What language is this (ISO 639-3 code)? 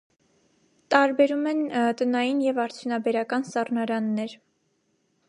hye